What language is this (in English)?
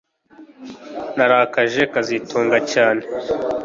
Kinyarwanda